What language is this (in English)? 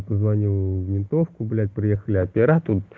Russian